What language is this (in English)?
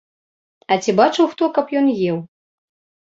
Belarusian